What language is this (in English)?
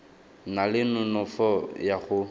Tswana